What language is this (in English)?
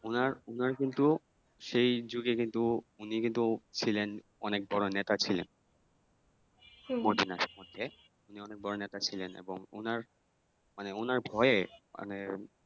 Bangla